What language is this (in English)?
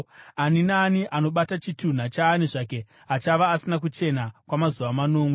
Shona